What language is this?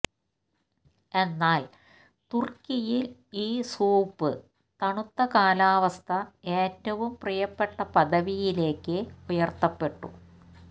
Malayalam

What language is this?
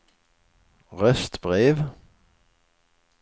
Swedish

